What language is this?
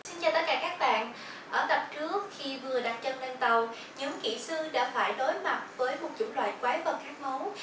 Vietnamese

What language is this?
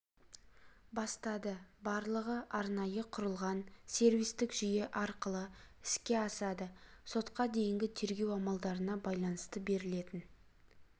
Kazakh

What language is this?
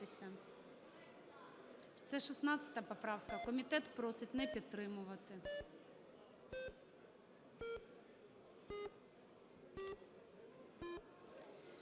Ukrainian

